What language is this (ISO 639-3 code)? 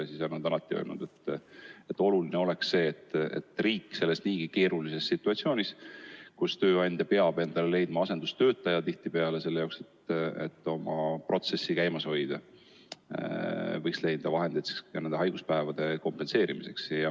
est